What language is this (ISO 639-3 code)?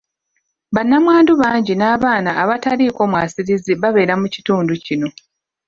lug